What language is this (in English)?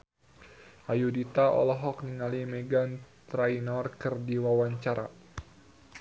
Sundanese